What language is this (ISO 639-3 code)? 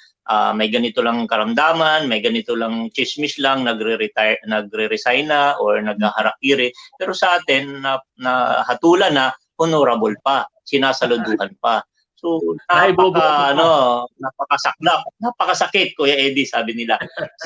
fil